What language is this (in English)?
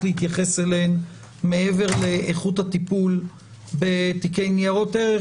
Hebrew